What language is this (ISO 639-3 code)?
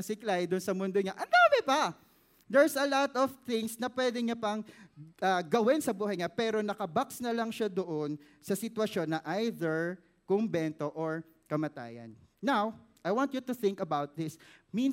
fil